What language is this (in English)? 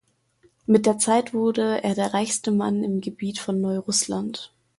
German